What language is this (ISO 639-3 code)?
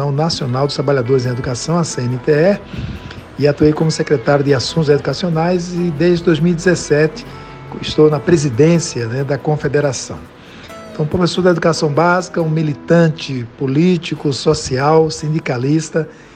por